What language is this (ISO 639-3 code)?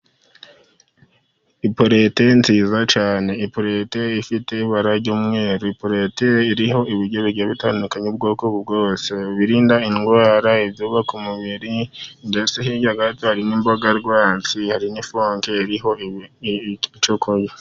kin